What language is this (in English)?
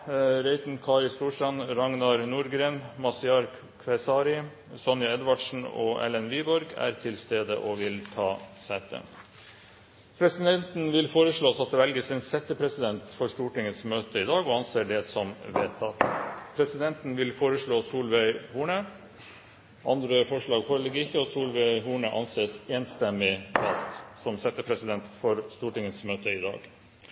Norwegian Nynorsk